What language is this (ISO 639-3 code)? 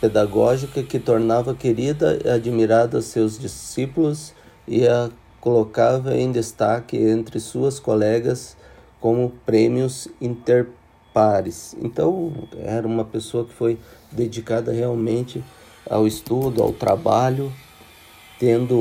por